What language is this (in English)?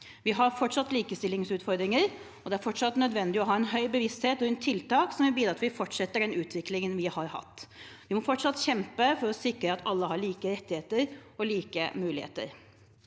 Norwegian